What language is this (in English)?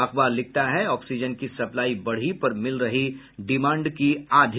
Hindi